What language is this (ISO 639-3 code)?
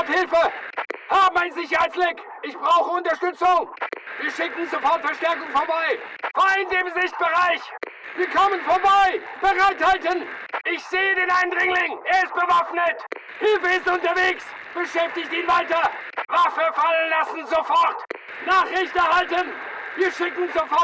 deu